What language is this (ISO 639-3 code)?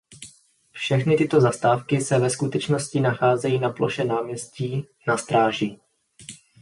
ces